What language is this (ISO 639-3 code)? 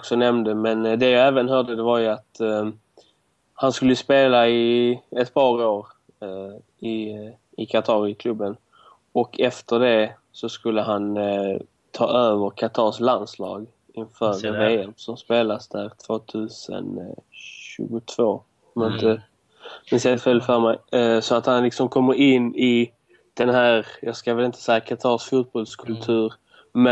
swe